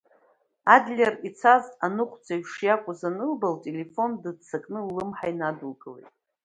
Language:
Abkhazian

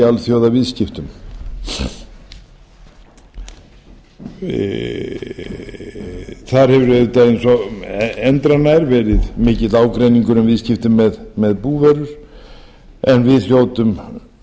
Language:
Icelandic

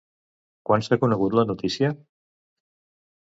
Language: Catalan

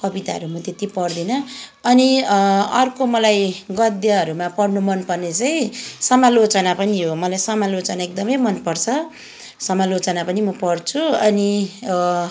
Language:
Nepali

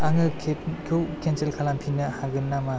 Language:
Bodo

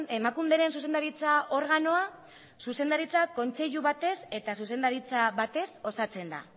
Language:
Basque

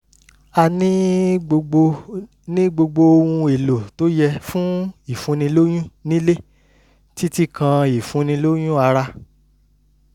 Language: Yoruba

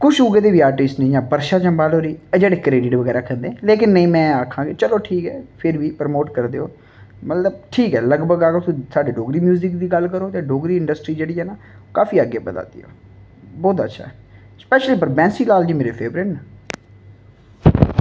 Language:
Dogri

